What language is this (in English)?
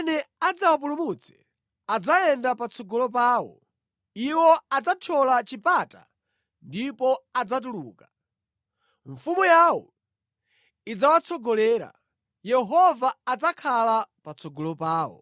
Nyanja